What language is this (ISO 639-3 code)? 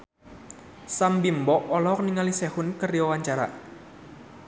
sun